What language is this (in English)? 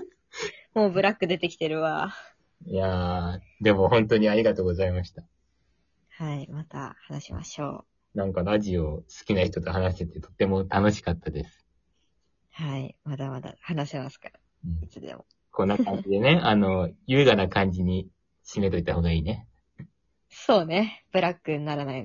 Japanese